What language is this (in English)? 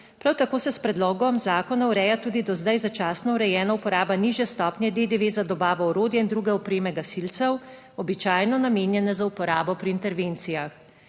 Slovenian